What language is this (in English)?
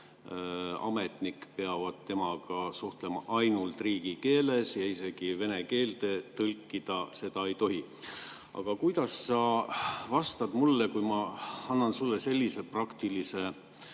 Estonian